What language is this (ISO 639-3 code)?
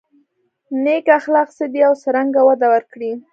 pus